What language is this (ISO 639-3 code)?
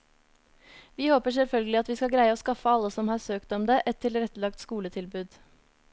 nor